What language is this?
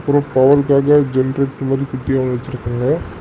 Tamil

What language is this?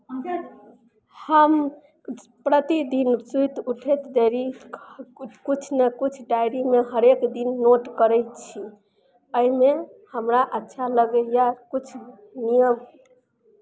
Maithili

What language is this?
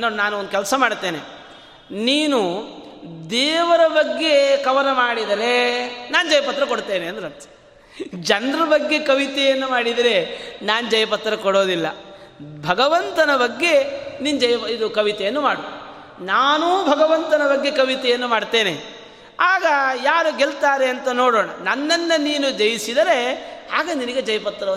Kannada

